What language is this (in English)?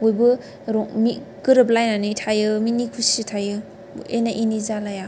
Bodo